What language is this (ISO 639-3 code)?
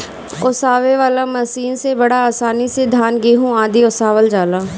bho